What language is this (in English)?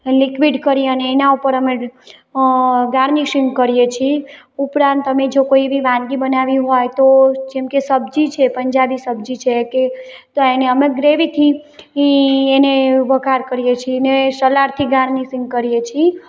Gujarati